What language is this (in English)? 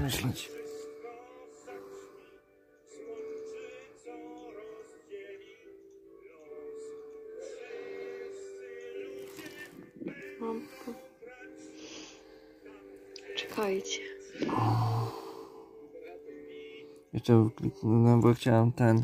Polish